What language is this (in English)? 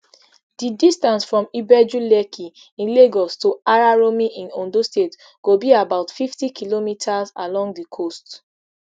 Nigerian Pidgin